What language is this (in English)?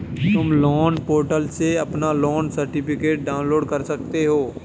Hindi